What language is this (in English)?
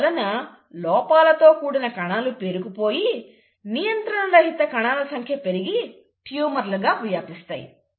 Telugu